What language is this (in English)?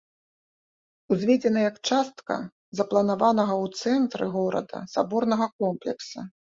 Belarusian